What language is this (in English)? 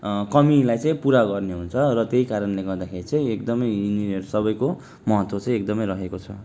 Nepali